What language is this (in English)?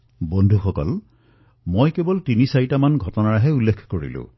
Assamese